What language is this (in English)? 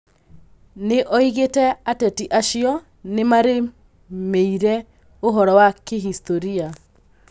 Kikuyu